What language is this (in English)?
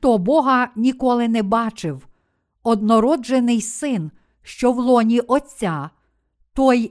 Ukrainian